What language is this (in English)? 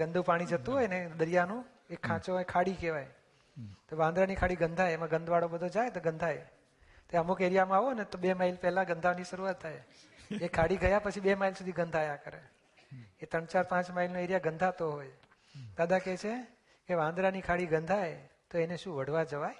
Gujarati